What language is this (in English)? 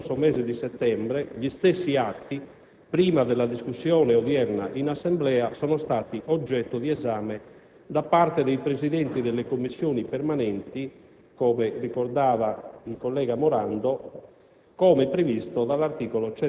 Italian